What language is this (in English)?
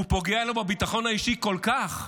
Hebrew